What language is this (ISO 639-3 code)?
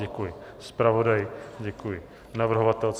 ces